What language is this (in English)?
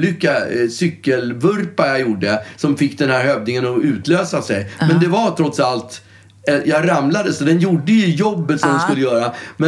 Swedish